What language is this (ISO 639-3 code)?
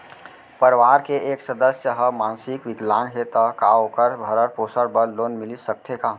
hne